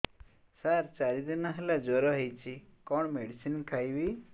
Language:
Odia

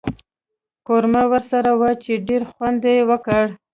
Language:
Pashto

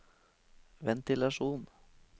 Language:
Norwegian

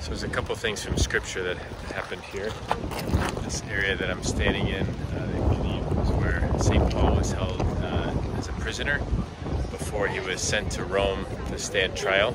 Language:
English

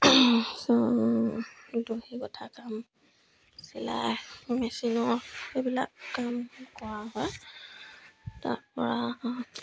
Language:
Assamese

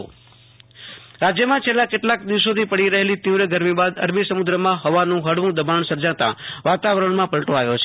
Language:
Gujarati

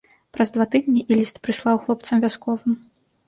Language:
Belarusian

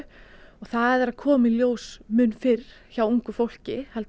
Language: Icelandic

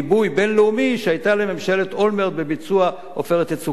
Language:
Hebrew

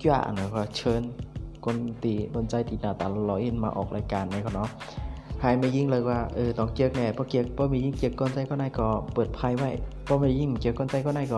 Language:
Thai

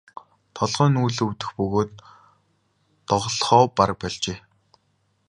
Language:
Mongolian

